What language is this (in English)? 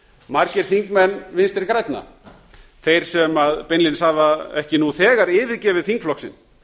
Icelandic